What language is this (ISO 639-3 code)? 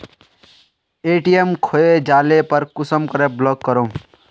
mag